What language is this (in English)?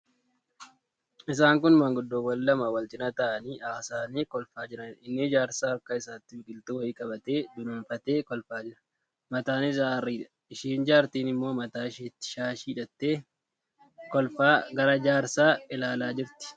Oromo